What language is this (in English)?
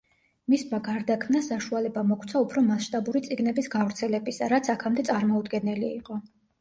Georgian